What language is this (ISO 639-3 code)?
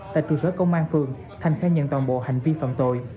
vie